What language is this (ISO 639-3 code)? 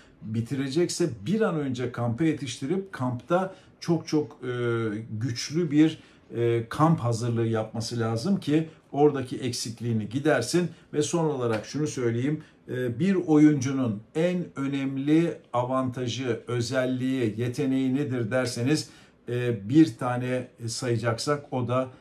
tur